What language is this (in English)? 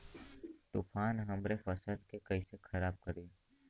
Bhojpuri